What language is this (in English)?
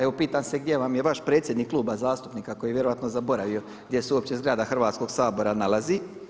Croatian